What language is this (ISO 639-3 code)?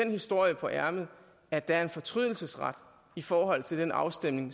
dan